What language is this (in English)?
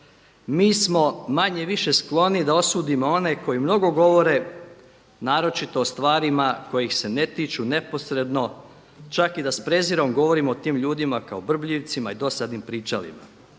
Croatian